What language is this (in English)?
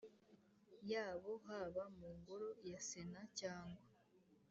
Kinyarwanda